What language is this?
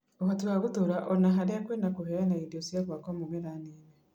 Kikuyu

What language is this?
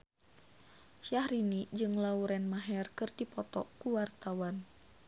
Sundanese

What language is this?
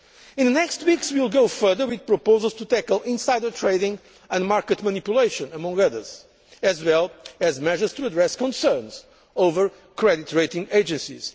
English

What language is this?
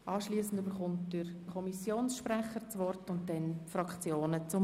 Swiss German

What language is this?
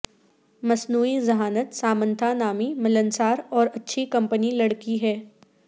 Urdu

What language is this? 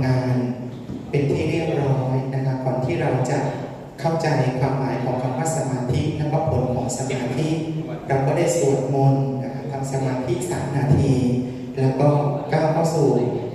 Thai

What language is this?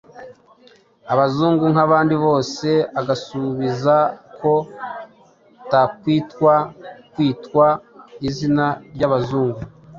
Kinyarwanda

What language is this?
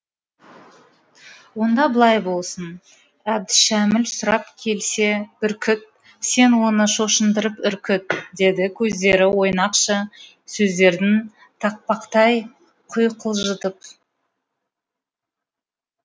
Kazakh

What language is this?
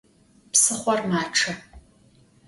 Adyghe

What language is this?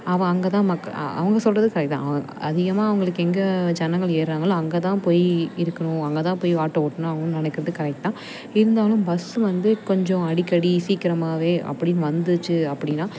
Tamil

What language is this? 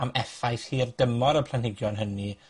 Welsh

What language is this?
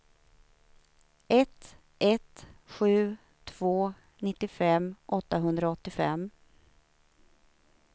Swedish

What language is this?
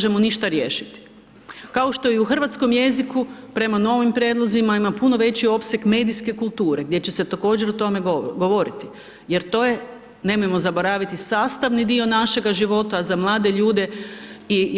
Croatian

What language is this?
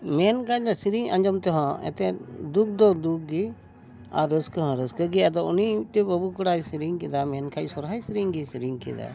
Santali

